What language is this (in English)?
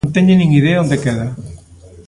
Galician